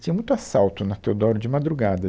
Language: Portuguese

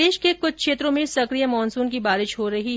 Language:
Hindi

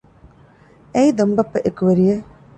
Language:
Divehi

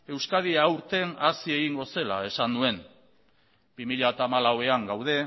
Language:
Basque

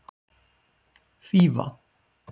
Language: Icelandic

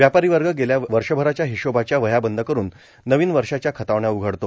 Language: Marathi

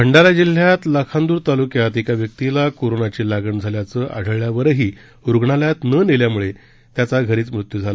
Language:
Marathi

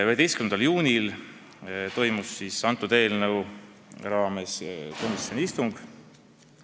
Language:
Estonian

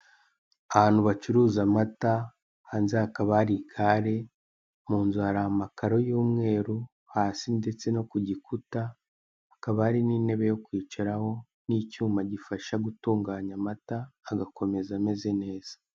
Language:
Kinyarwanda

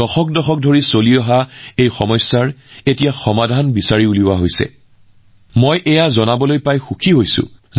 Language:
Assamese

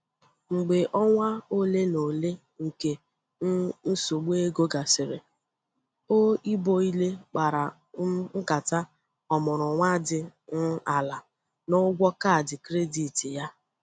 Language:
Igbo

